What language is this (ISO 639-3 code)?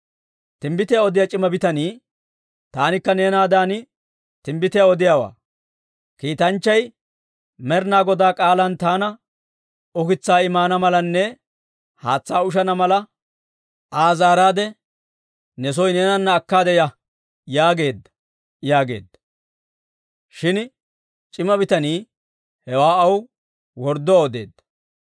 dwr